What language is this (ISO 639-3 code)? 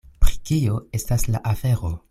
epo